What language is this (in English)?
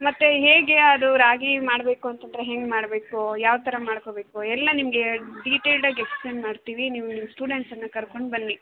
Kannada